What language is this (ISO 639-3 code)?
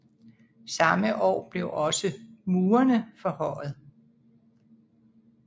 dan